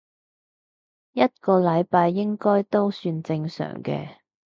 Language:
Cantonese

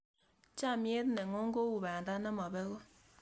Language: Kalenjin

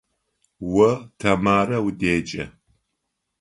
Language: Adyghe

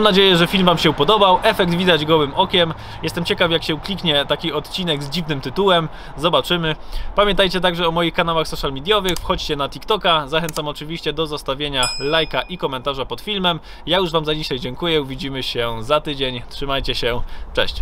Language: Polish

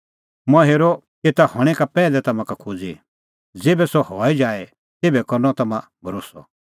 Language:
Kullu Pahari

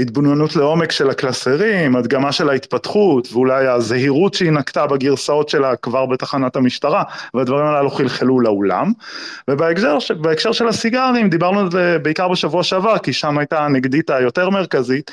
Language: Hebrew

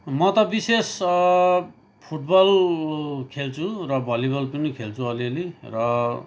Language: Nepali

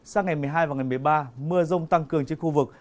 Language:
Vietnamese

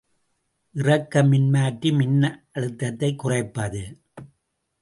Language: Tamil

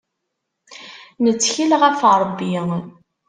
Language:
Kabyle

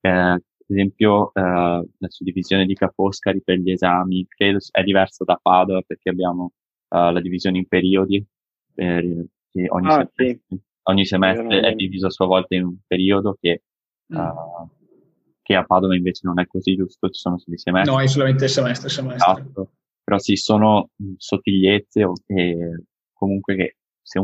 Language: Italian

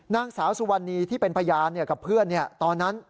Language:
Thai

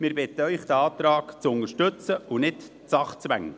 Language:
Swiss German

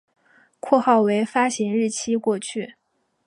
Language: Chinese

